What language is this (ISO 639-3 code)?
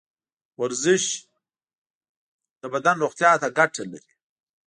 pus